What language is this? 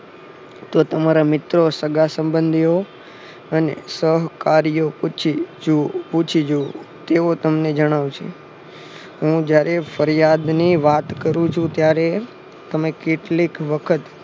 Gujarati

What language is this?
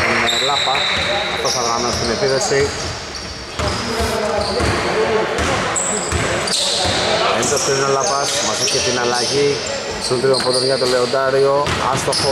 Greek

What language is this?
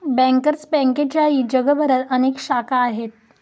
Marathi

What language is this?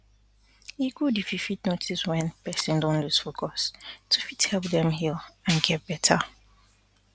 Nigerian Pidgin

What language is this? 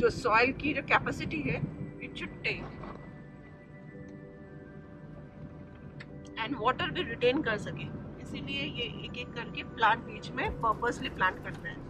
Hindi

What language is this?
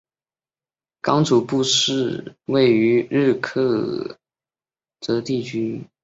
Chinese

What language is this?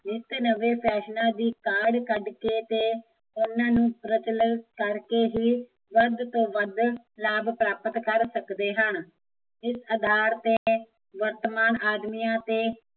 Punjabi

